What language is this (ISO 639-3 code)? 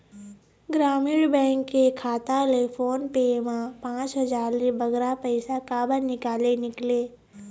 hne